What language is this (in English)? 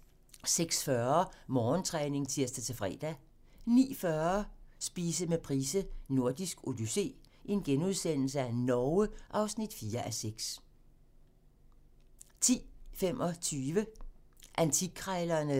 Danish